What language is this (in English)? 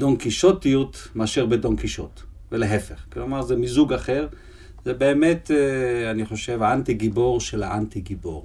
Hebrew